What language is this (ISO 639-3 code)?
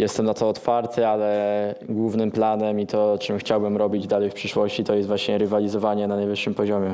pol